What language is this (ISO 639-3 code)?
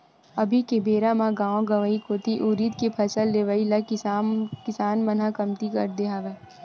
hne